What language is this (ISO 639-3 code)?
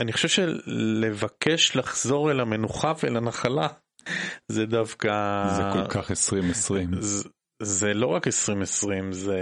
heb